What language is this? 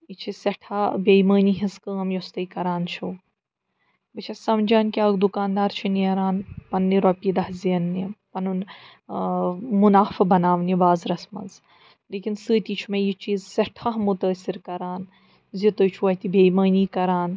Kashmiri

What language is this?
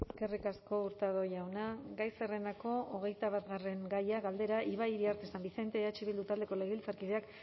Basque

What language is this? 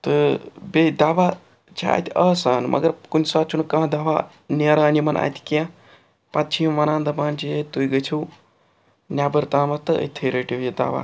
Kashmiri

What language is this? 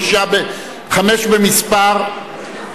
Hebrew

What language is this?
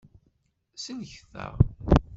Kabyle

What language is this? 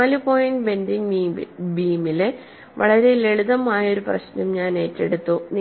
Malayalam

